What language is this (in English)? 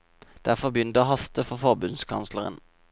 Norwegian